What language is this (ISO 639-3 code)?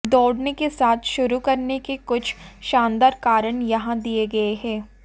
hin